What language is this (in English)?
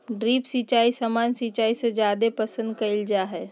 Magahi